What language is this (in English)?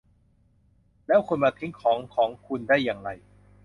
Thai